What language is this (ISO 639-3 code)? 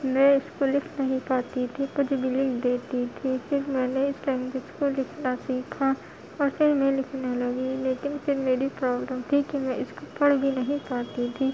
urd